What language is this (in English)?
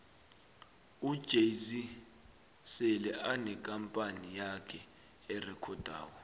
South Ndebele